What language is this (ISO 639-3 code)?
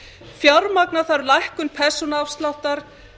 isl